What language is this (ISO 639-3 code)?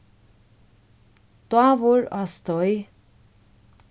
fao